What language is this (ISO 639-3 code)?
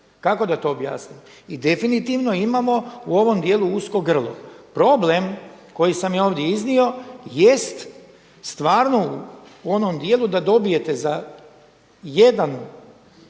hrv